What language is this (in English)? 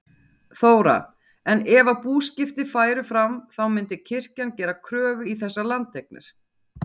Icelandic